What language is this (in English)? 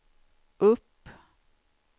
Swedish